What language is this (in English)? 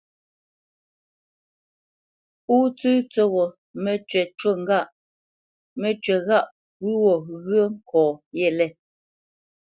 Bamenyam